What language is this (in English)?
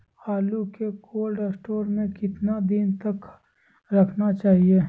Magahi